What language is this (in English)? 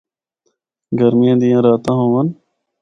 Northern Hindko